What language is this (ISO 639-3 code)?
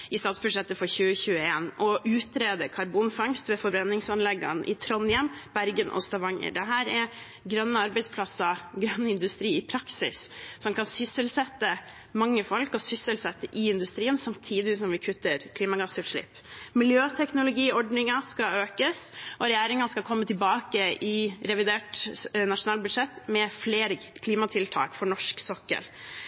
nob